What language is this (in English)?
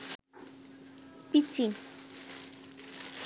Bangla